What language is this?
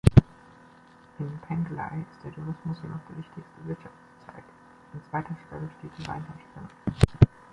German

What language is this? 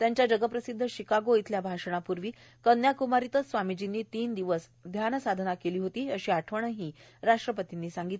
Marathi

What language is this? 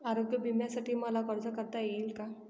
Marathi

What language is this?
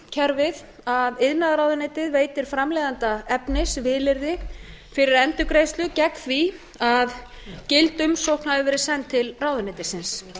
Icelandic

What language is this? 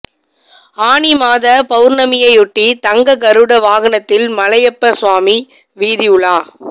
Tamil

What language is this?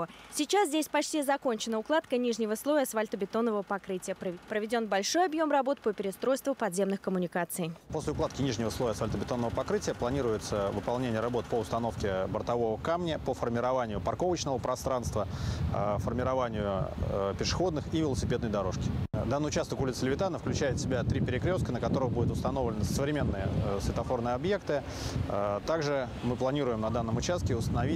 Russian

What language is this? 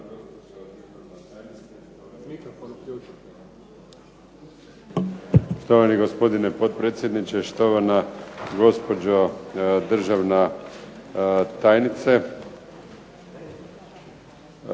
Croatian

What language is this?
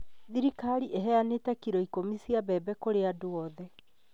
Kikuyu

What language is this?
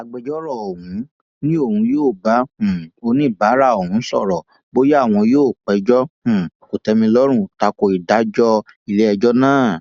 Yoruba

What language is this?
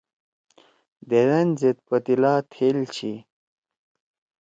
Torwali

